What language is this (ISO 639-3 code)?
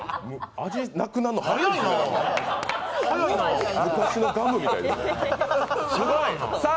jpn